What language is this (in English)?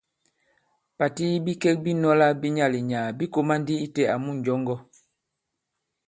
Bankon